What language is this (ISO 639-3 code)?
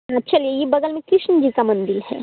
hin